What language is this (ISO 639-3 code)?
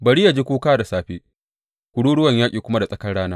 hau